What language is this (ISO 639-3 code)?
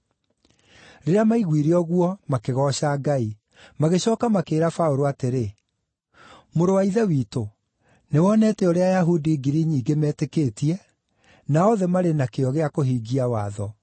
kik